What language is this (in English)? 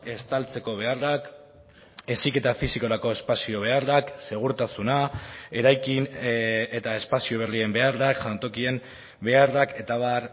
Basque